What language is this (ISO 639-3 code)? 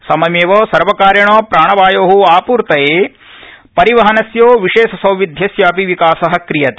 san